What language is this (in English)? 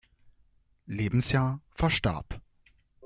German